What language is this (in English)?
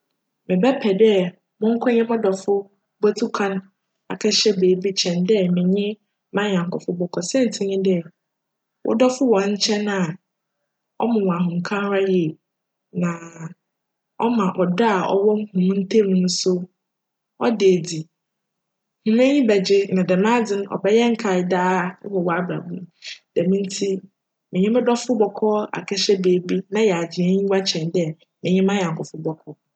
Akan